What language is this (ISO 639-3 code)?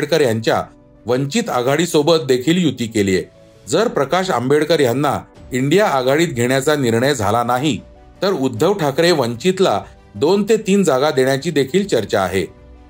mar